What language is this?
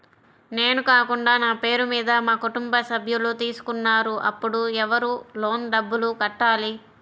Telugu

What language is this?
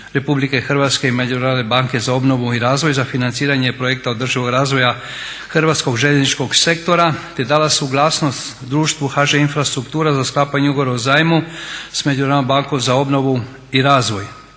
Croatian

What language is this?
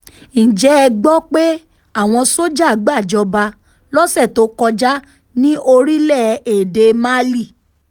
Yoruba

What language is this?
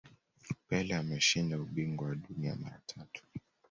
Swahili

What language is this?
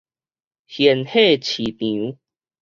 Min Nan Chinese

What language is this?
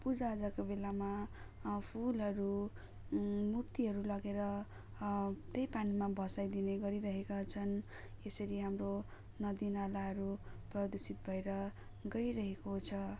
Nepali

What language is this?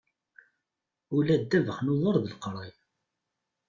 Kabyle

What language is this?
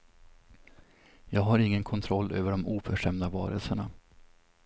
Swedish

